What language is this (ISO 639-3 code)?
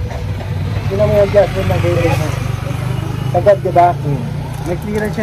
fil